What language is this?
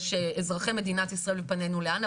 Hebrew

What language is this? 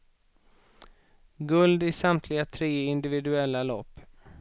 Swedish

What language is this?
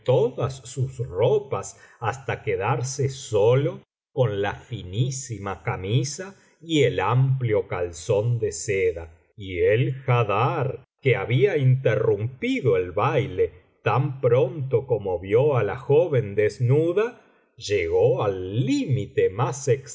Spanish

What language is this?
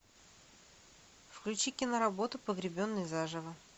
Russian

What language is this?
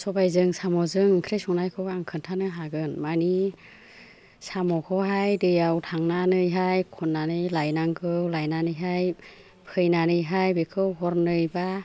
Bodo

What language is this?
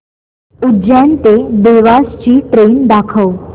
Marathi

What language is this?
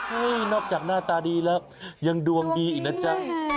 Thai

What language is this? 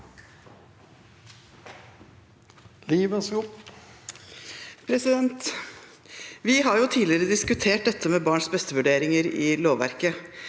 Norwegian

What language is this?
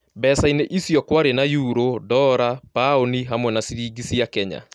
Kikuyu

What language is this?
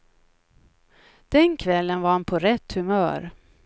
Swedish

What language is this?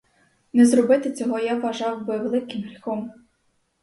Ukrainian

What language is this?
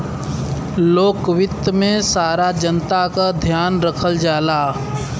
Bhojpuri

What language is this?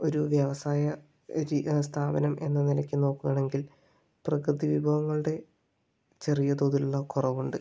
Malayalam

